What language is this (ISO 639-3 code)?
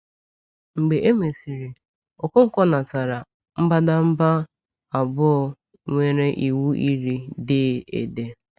ibo